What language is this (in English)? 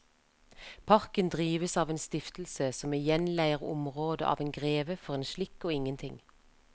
Norwegian